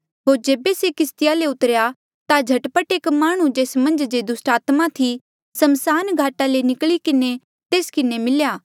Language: Mandeali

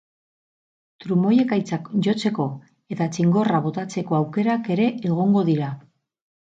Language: Basque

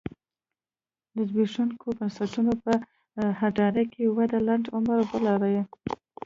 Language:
Pashto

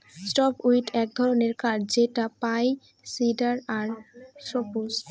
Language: Bangla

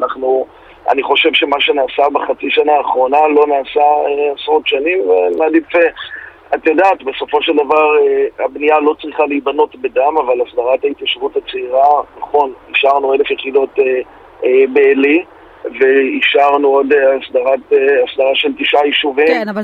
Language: Hebrew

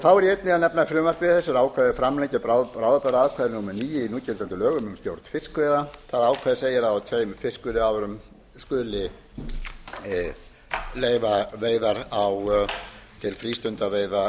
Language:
Icelandic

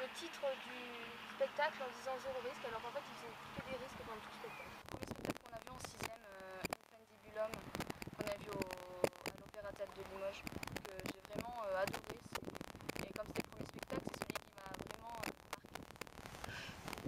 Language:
French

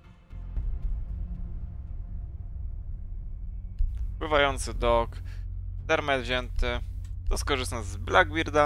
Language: Polish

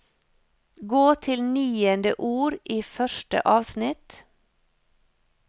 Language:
Norwegian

